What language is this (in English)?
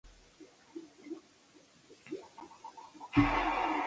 Chinese